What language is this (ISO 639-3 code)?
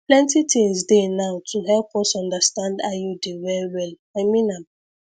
pcm